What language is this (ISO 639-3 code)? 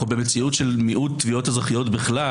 heb